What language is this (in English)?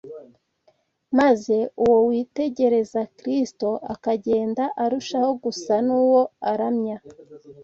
Kinyarwanda